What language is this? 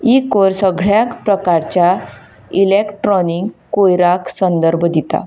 Konkani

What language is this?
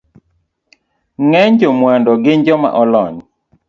Luo (Kenya and Tanzania)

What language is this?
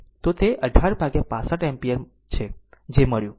Gujarati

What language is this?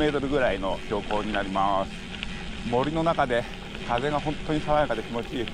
Japanese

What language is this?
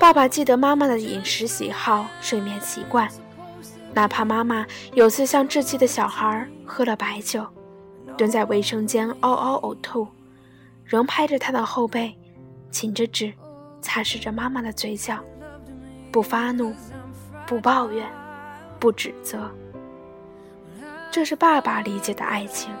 Chinese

